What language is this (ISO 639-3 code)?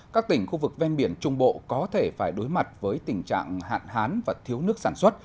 vie